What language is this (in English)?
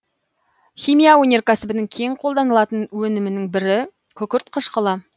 Kazakh